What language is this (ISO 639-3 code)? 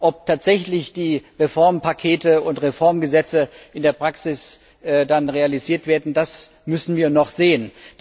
deu